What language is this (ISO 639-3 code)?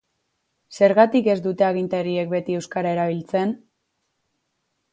eus